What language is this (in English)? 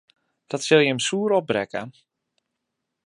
Western Frisian